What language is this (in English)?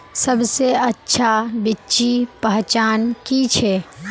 Magahi